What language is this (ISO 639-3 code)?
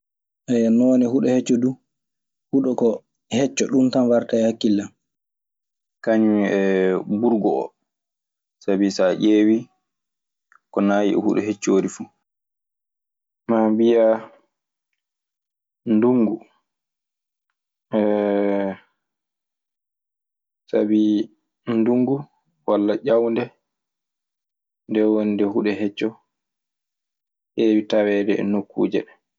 ffm